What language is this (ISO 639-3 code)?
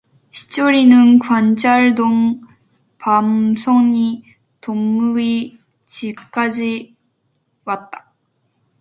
kor